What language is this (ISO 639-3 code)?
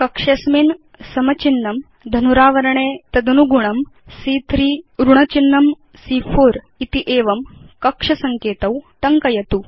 san